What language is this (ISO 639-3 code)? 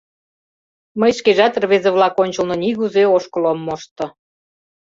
chm